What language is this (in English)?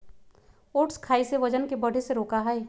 Magahi